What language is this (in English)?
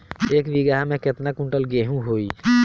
Bhojpuri